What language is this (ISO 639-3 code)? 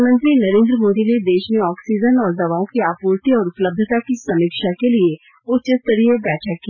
hin